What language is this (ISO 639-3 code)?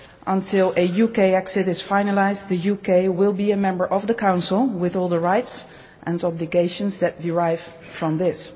eng